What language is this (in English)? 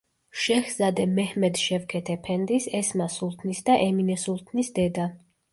Georgian